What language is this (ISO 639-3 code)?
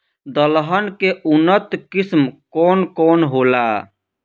bho